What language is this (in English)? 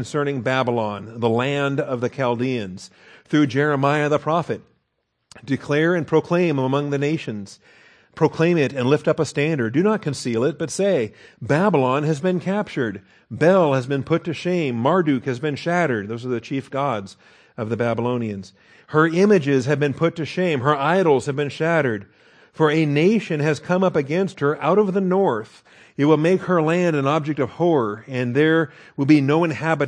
English